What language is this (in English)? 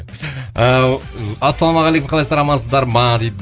Kazakh